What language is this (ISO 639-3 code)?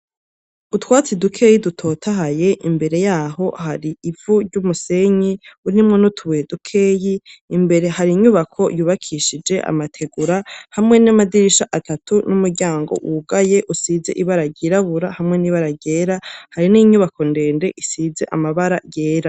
run